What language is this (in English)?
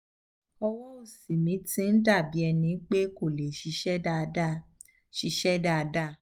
Yoruba